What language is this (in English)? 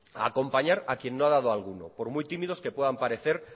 Spanish